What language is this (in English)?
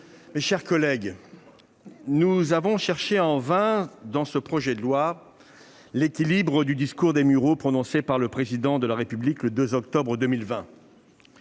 French